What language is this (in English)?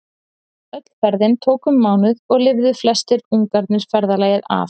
Icelandic